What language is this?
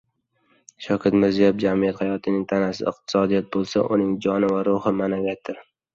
Uzbek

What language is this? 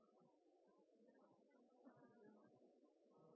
Norwegian Bokmål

